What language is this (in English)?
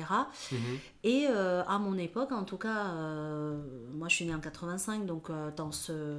French